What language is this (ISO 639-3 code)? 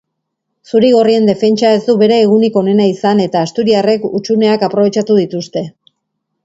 eus